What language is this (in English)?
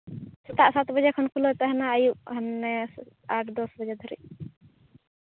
Santali